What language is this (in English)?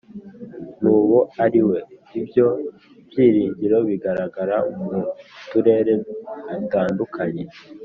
Kinyarwanda